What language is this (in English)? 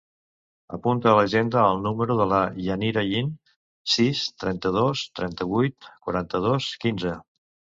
Catalan